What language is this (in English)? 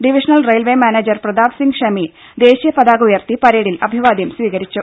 Malayalam